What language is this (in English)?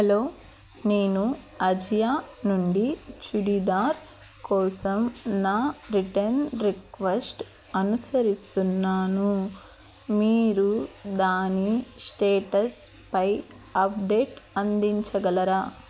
Telugu